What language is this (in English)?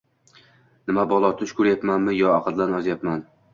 Uzbek